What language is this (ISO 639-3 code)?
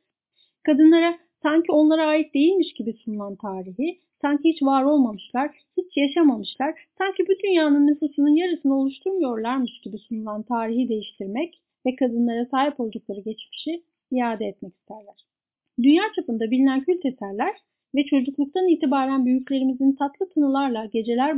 tur